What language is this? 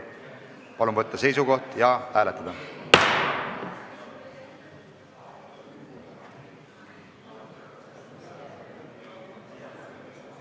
Estonian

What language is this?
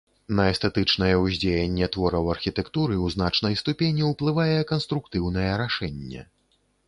Belarusian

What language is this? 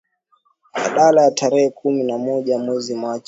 Swahili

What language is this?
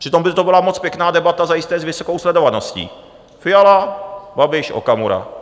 Czech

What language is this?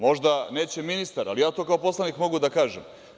Serbian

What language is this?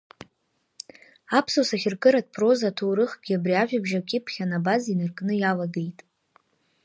Abkhazian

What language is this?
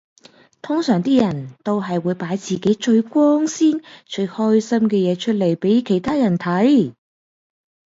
Cantonese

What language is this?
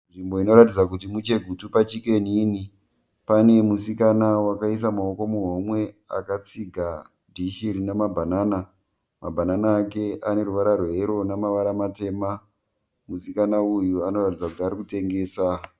Shona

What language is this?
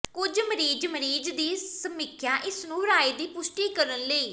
Punjabi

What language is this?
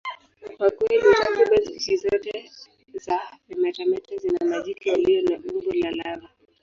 Swahili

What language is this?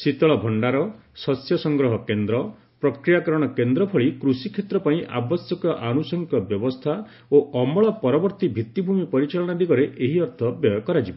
Odia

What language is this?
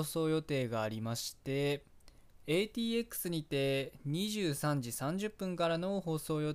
Japanese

